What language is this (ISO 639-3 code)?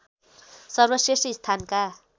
nep